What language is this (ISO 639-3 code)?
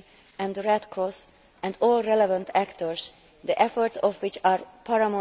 eng